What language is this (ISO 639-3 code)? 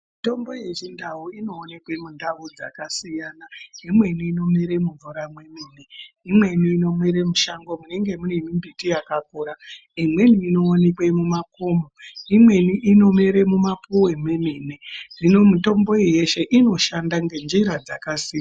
ndc